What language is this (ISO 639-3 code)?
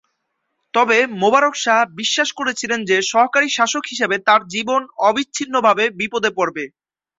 ben